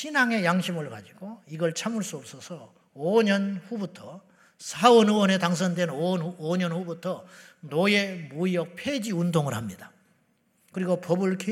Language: Korean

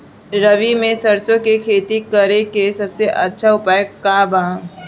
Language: Bhojpuri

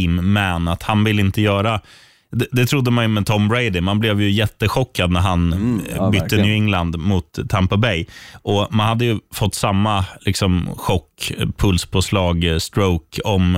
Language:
Swedish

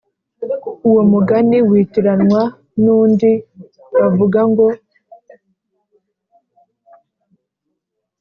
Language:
Kinyarwanda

